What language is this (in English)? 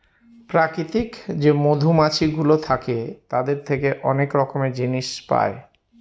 Bangla